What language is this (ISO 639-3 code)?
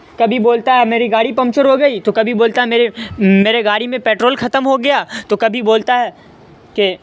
urd